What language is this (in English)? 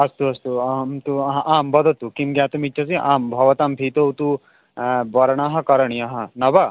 Sanskrit